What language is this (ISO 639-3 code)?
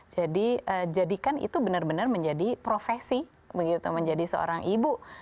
ind